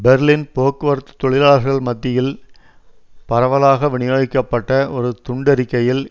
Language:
Tamil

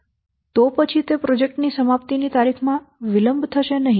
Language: Gujarati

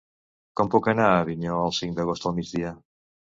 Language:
Catalan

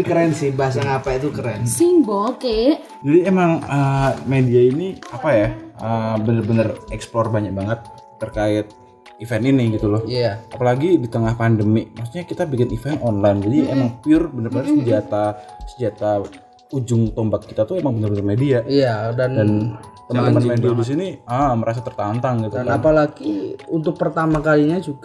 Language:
Indonesian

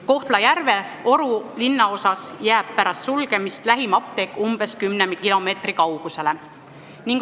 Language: Estonian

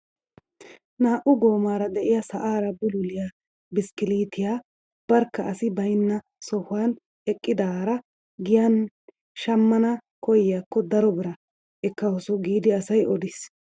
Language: Wolaytta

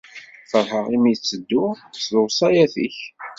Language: Kabyle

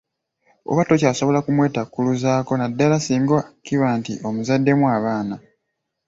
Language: Ganda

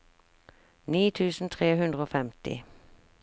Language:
Norwegian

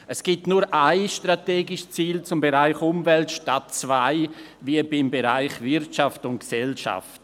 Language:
Swiss German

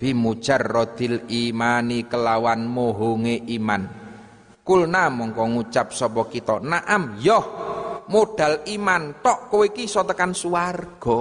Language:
Indonesian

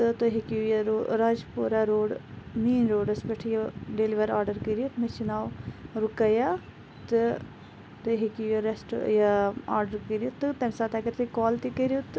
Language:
Kashmiri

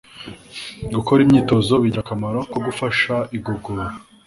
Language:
Kinyarwanda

